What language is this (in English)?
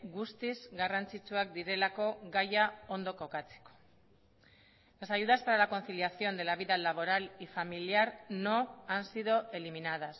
Spanish